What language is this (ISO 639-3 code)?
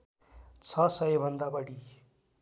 nep